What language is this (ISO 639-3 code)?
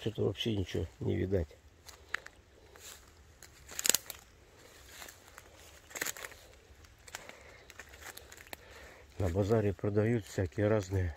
rus